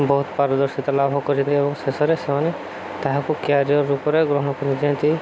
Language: Odia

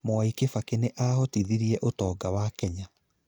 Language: Kikuyu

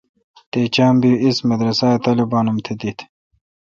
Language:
Kalkoti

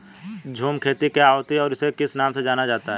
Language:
Hindi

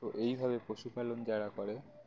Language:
Bangla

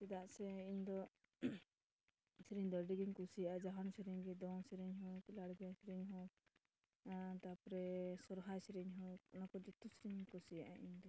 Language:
Santali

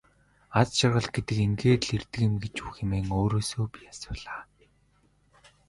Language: Mongolian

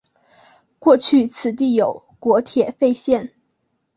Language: Chinese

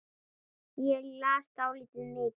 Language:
Icelandic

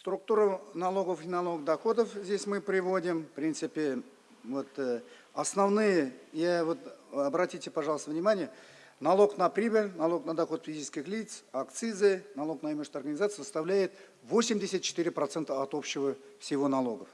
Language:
Russian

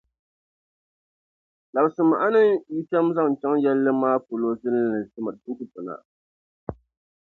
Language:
Dagbani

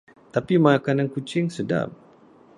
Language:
Malay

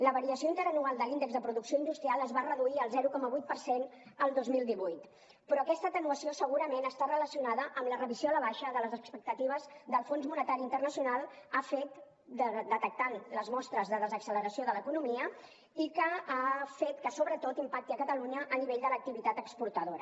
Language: Catalan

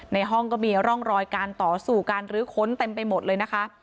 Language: Thai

